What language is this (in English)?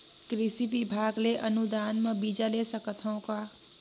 Chhattisgarhi